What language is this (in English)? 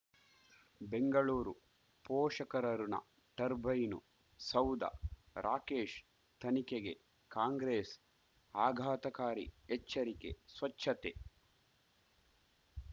Kannada